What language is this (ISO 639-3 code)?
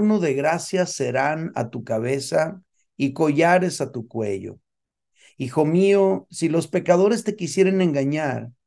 spa